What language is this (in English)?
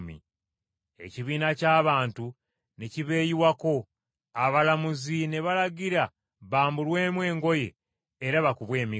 Ganda